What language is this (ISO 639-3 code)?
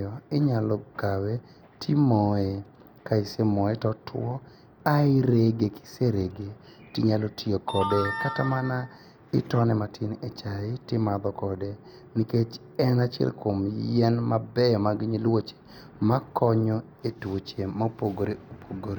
luo